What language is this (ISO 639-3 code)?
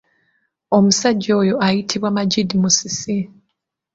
lug